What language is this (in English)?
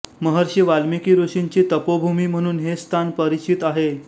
Marathi